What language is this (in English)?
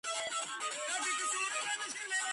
Georgian